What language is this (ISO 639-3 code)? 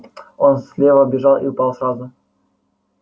rus